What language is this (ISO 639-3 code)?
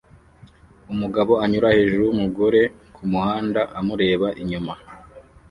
kin